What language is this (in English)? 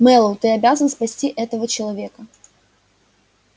Russian